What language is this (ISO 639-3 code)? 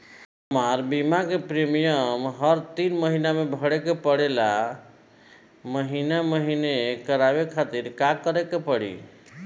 bho